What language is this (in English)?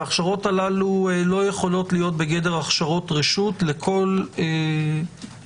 Hebrew